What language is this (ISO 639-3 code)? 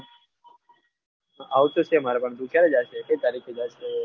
guj